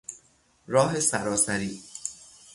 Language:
Persian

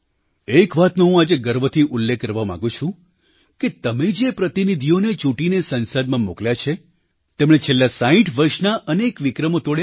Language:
Gujarati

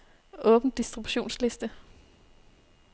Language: Danish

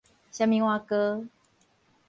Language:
Min Nan Chinese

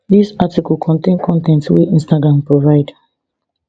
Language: Nigerian Pidgin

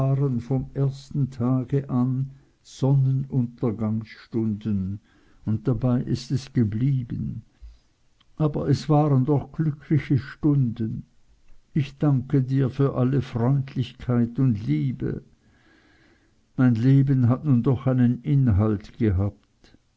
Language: German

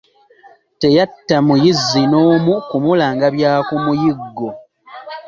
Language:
Ganda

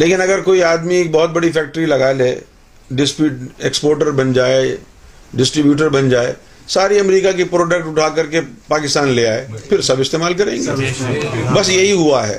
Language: Urdu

